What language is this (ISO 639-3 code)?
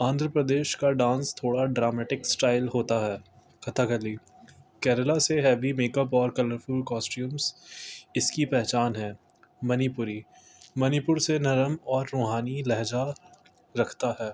urd